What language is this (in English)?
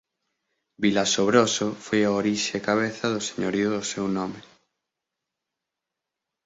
Galician